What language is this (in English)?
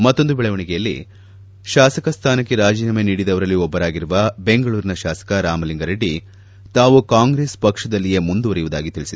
Kannada